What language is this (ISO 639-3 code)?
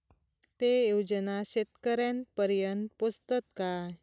mar